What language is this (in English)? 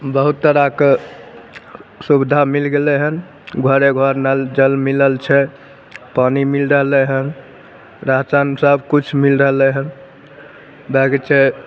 Maithili